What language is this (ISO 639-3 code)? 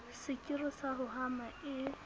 sot